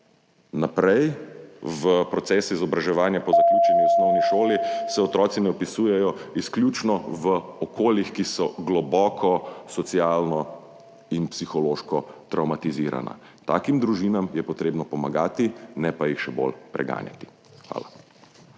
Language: Slovenian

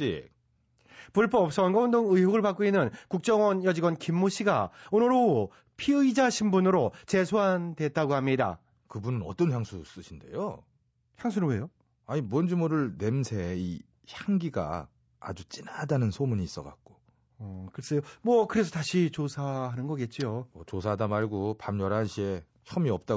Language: Korean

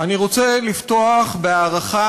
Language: Hebrew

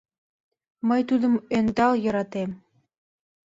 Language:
Mari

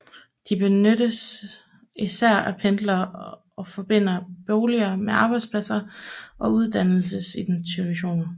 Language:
Danish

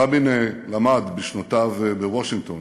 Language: Hebrew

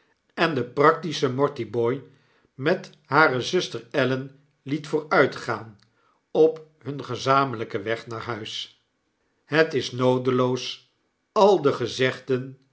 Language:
Dutch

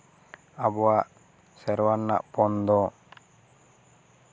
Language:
Santali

